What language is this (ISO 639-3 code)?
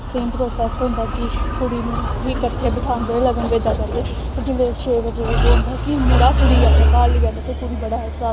doi